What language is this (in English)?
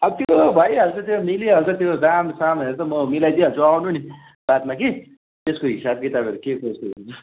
Nepali